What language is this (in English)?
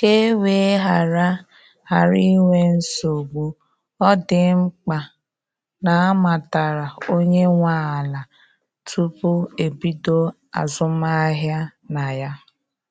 Igbo